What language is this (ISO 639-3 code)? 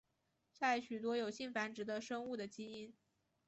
zho